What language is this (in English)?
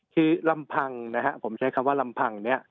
Thai